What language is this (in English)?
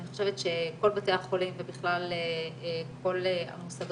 Hebrew